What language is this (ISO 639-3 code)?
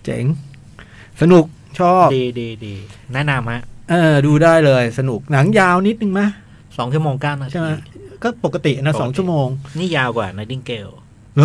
tha